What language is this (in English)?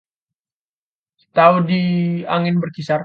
Indonesian